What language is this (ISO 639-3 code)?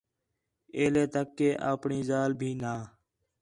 xhe